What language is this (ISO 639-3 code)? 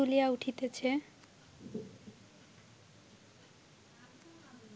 ben